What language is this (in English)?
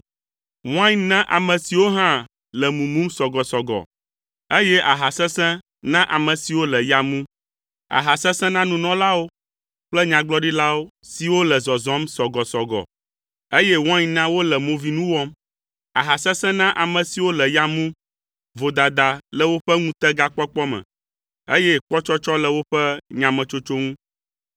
Ewe